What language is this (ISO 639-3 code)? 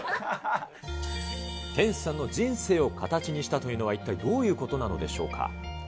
jpn